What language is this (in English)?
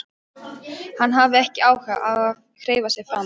Icelandic